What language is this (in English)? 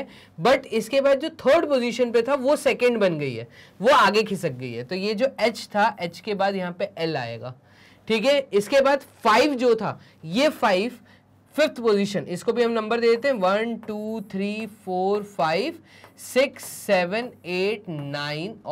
Hindi